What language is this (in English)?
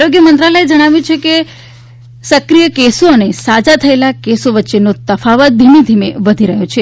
Gujarati